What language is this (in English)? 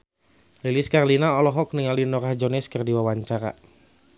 Sundanese